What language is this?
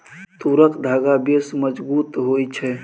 Maithili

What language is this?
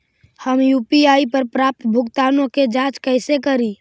Magahi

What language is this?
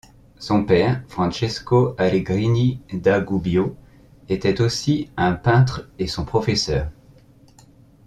French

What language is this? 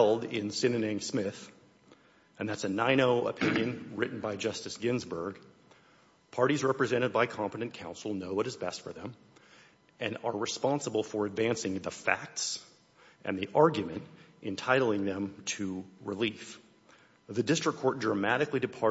English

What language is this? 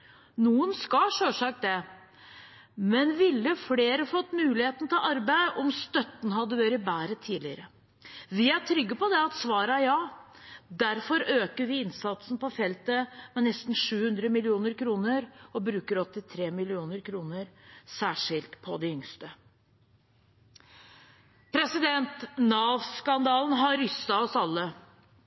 Norwegian Bokmål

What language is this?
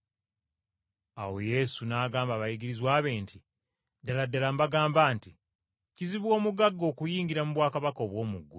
Ganda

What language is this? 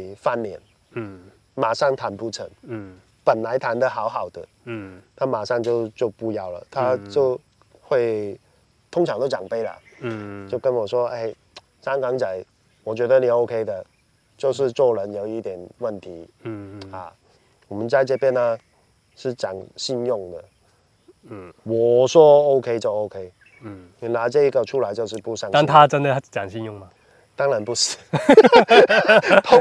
Chinese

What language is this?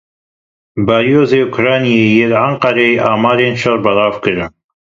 Kurdish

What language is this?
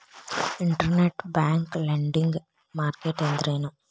Kannada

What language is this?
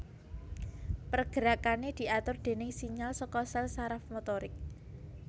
Javanese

